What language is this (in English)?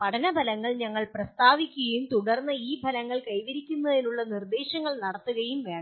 Malayalam